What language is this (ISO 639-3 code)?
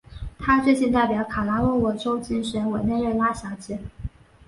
zho